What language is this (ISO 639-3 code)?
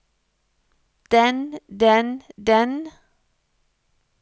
nor